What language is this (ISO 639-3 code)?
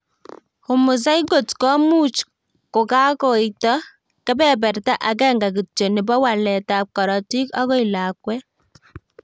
kln